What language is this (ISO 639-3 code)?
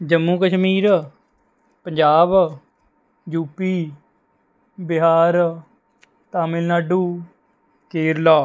pan